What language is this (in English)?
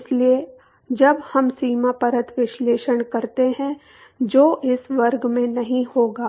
Hindi